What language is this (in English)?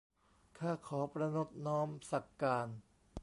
Thai